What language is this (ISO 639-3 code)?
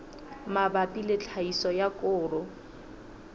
sot